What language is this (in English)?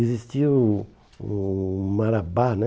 Portuguese